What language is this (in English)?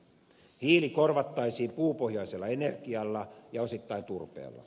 Finnish